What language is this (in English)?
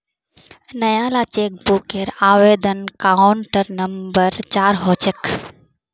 Magahi